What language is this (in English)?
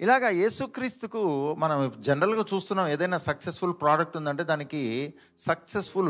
Telugu